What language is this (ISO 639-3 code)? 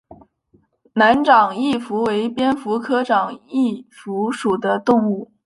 zho